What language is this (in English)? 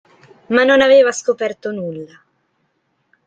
Italian